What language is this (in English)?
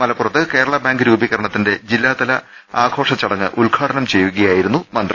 Malayalam